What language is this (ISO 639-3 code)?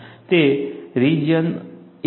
guj